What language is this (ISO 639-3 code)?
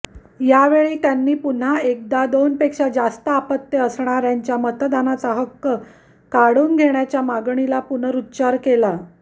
mar